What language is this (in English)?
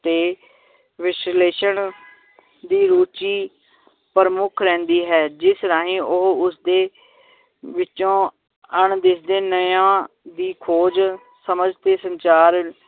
Punjabi